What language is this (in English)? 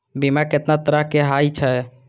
Maithili